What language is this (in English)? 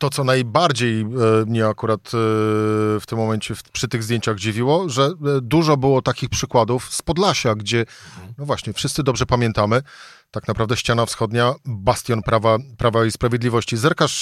Polish